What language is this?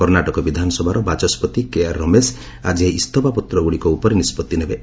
Odia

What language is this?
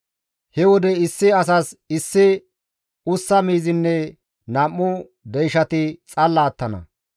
Gamo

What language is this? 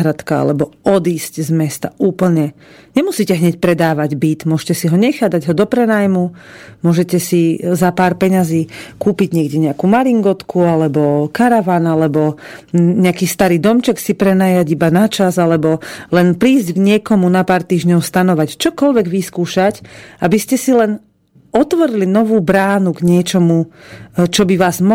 Slovak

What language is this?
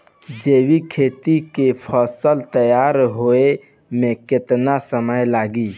Bhojpuri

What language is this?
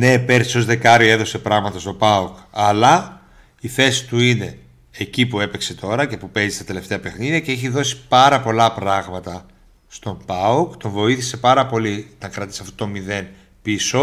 Greek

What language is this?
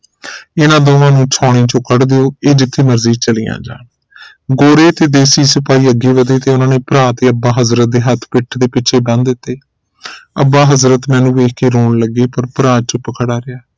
Punjabi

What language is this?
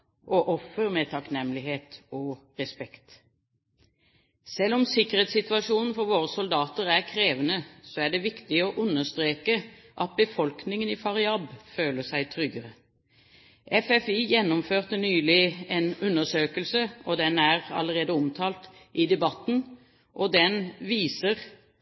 Norwegian Bokmål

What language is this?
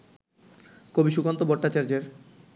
Bangla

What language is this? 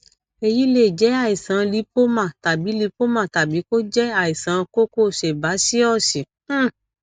Yoruba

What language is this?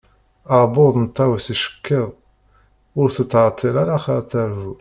Kabyle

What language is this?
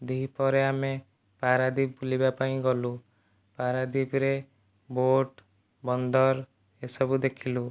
Odia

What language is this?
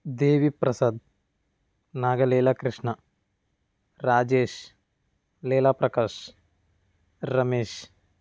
Telugu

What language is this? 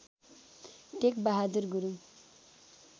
Nepali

